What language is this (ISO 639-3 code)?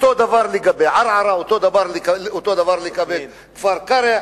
heb